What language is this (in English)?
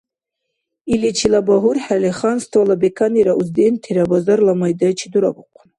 Dargwa